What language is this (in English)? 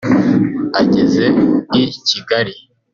Kinyarwanda